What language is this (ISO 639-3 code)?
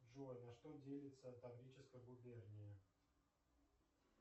rus